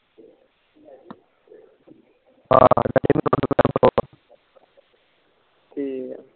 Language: Punjabi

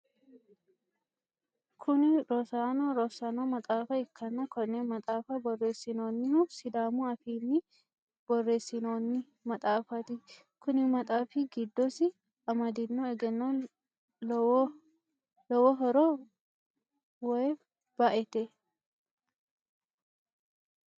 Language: Sidamo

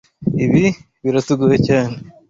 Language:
Kinyarwanda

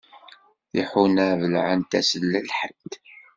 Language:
Kabyle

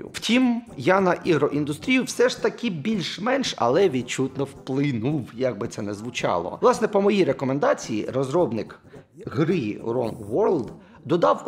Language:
Ukrainian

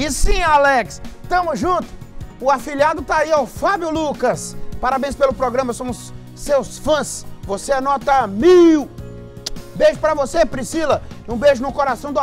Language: Portuguese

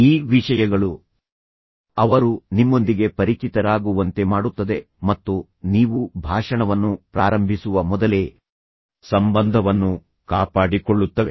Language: Kannada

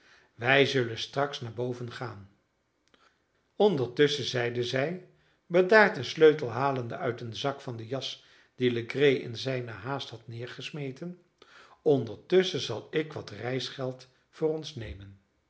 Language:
Dutch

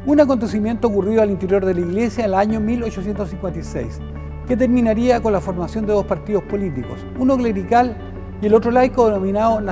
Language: Spanish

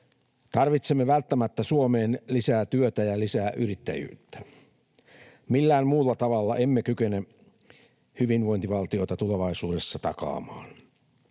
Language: Finnish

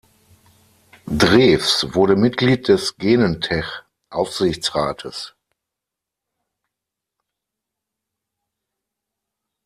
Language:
German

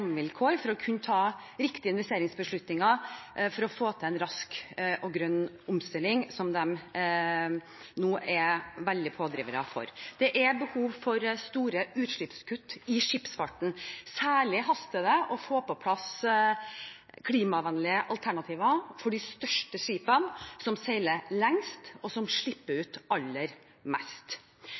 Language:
Norwegian Bokmål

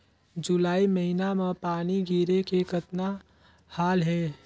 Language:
Chhattisgarhi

